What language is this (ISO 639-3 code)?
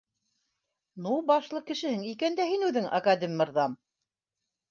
bak